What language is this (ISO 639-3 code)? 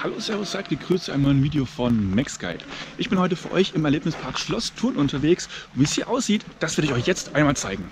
deu